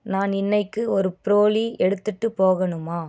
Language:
Tamil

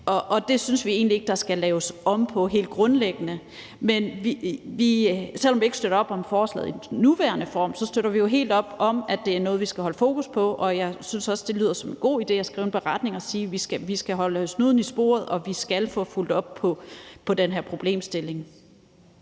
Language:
Danish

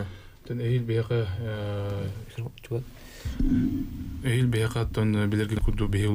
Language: Russian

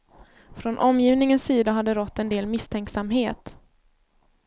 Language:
Swedish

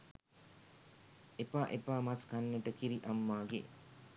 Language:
Sinhala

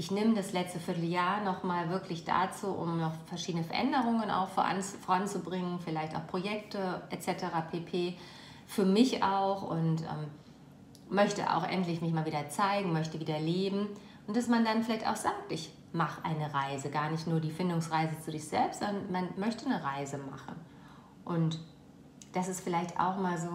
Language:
German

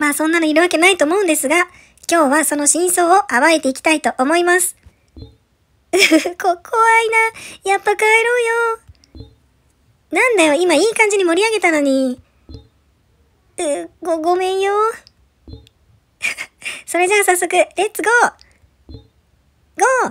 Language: Japanese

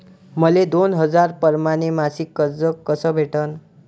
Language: Marathi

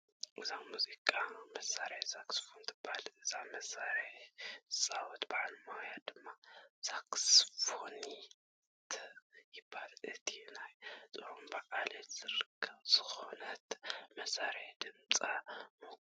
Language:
Tigrinya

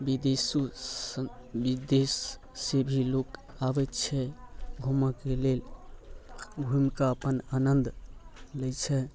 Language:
Maithili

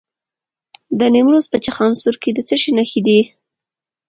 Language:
Pashto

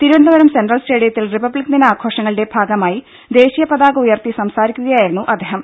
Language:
Malayalam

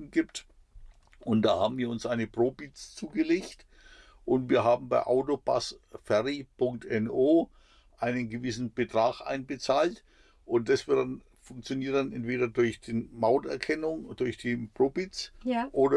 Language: German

